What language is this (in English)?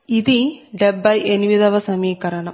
Telugu